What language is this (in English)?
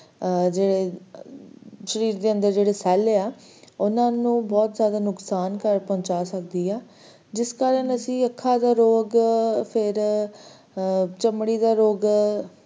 Punjabi